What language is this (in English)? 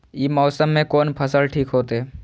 Maithili